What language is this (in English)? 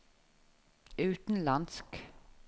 Norwegian